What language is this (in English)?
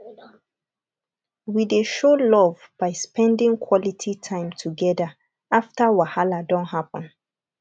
Nigerian Pidgin